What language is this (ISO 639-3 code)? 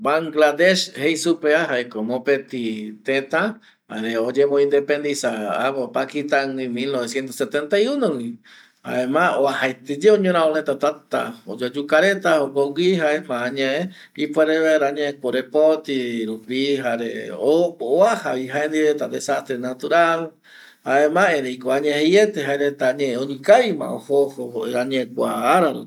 gui